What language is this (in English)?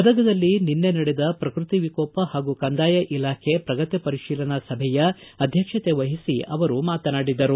Kannada